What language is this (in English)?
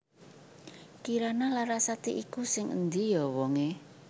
Javanese